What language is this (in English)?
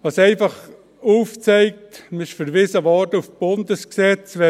Swiss German